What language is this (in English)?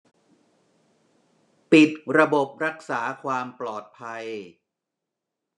Thai